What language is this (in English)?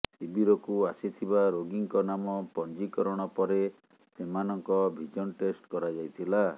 Odia